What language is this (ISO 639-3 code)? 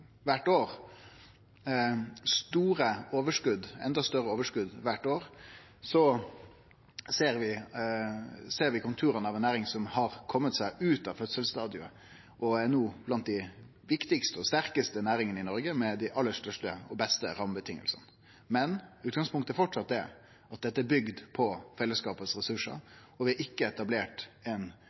nno